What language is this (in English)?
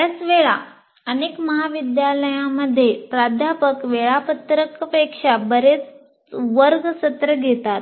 Marathi